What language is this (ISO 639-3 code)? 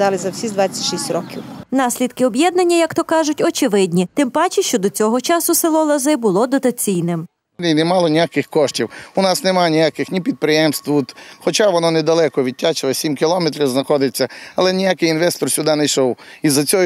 rus